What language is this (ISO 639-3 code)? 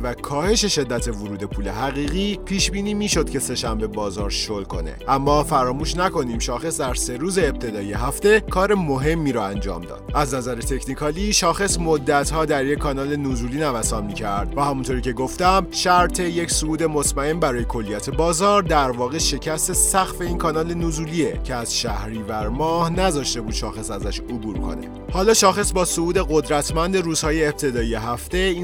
fas